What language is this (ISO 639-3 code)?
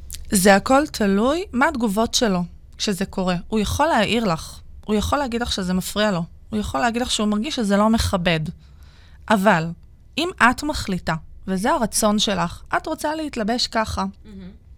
heb